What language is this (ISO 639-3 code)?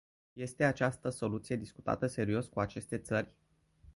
ron